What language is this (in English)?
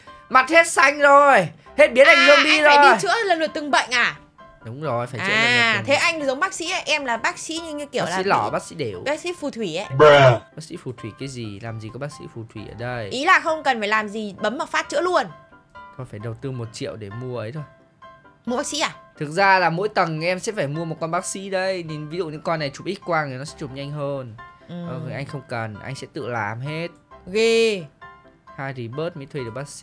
Vietnamese